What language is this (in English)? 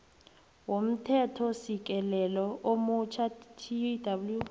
South Ndebele